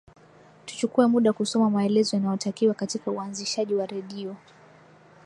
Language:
Swahili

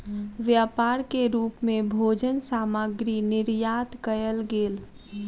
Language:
Maithili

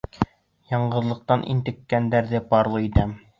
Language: Bashkir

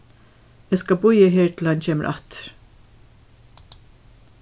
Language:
Faroese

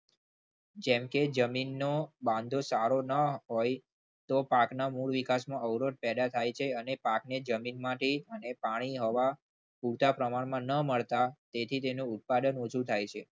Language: Gujarati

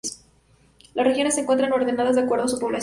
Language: Spanish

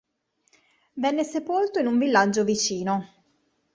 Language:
Italian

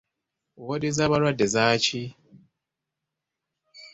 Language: Ganda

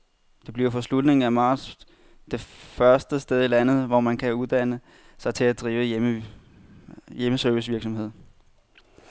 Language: Danish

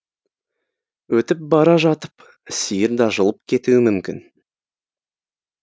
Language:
Kazakh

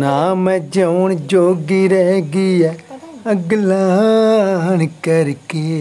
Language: Punjabi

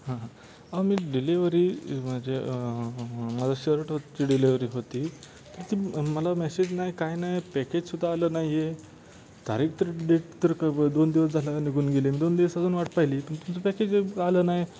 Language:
Marathi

